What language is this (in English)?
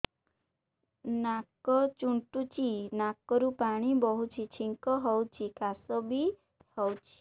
Odia